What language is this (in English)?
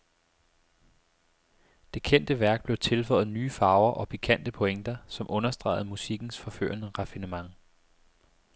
Danish